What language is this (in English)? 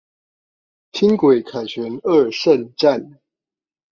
Chinese